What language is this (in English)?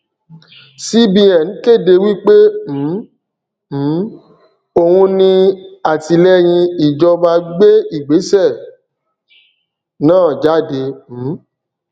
Yoruba